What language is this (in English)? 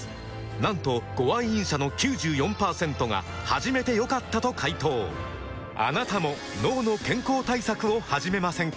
Japanese